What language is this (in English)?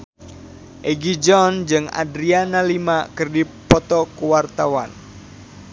Sundanese